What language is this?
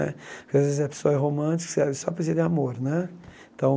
Portuguese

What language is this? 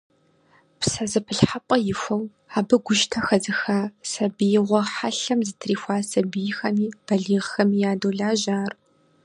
Kabardian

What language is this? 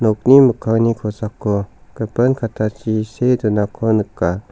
Garo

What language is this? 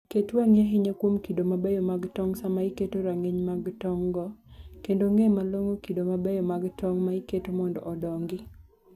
Luo (Kenya and Tanzania)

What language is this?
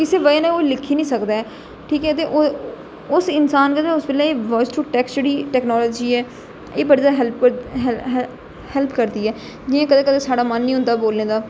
Dogri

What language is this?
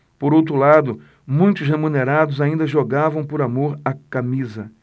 Portuguese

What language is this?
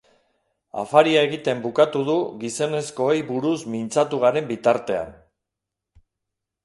Basque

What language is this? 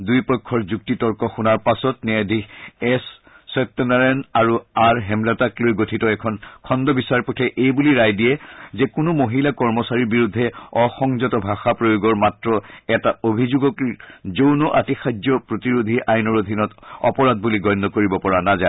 Assamese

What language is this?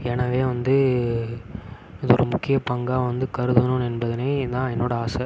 Tamil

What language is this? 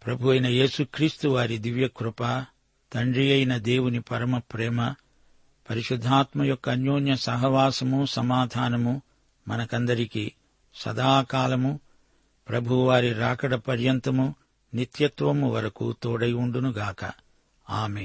Telugu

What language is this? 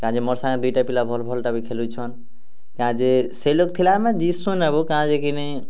Odia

